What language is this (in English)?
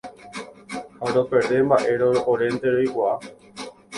Guarani